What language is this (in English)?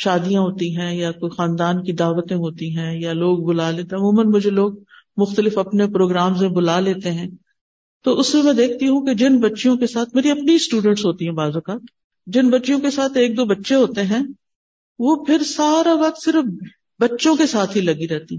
Urdu